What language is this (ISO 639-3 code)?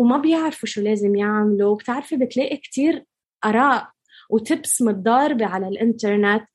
ara